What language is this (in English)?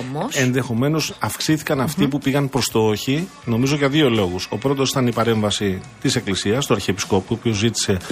Greek